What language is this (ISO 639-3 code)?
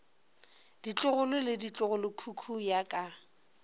nso